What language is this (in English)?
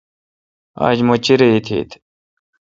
Kalkoti